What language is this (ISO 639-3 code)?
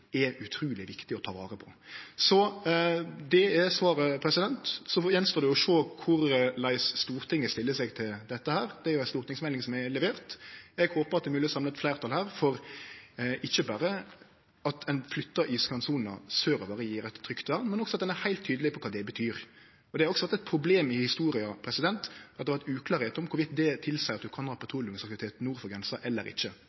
nno